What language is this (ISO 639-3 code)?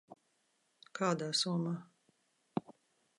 lav